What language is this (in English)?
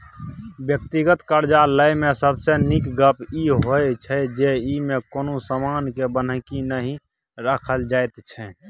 Maithili